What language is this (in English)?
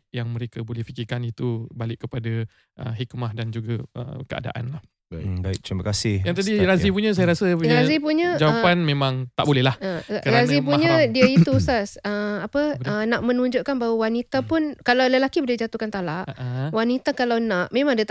Malay